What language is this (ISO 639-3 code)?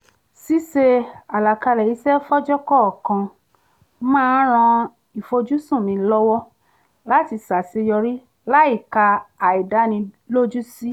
yor